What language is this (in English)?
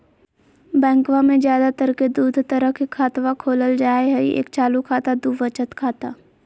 Magahi